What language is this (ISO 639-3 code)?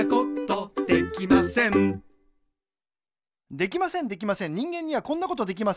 jpn